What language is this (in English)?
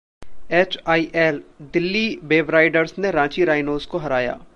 Hindi